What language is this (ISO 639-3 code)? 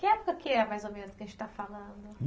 por